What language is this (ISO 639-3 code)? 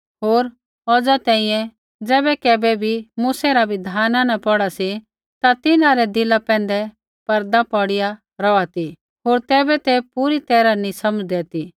kfx